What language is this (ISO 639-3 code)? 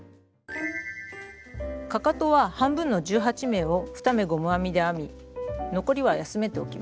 jpn